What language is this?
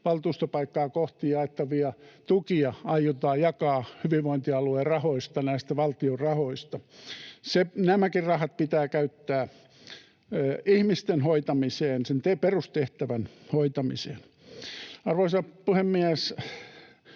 Finnish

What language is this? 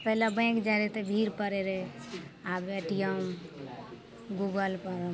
Maithili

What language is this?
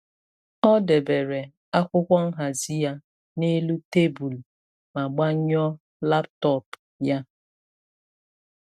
Igbo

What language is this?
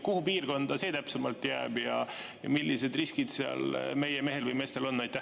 Estonian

